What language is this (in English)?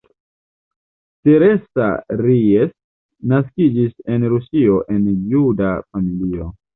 Esperanto